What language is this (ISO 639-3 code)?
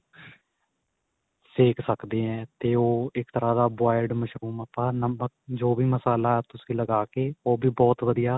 pan